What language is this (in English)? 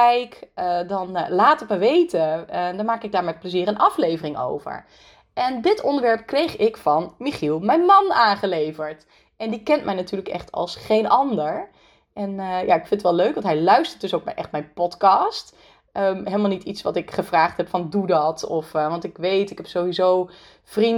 Dutch